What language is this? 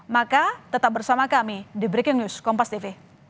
Indonesian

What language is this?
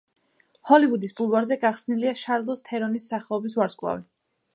Georgian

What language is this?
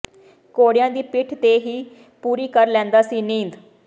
Punjabi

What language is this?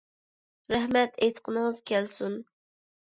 Uyghur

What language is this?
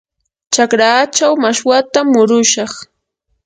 Yanahuanca Pasco Quechua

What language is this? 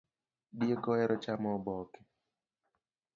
Luo (Kenya and Tanzania)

